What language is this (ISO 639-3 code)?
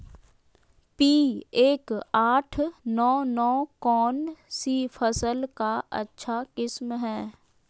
mag